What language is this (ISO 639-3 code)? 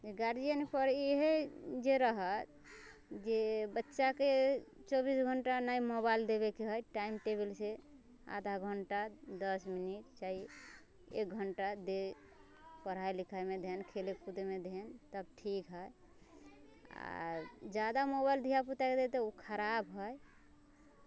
mai